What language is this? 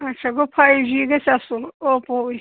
Kashmiri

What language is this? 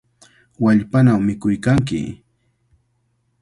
Cajatambo North Lima Quechua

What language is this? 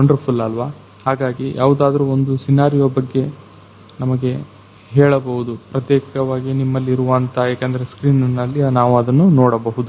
Kannada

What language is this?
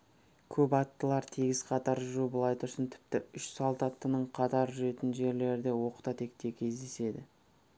Kazakh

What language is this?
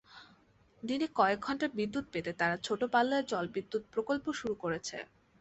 Bangla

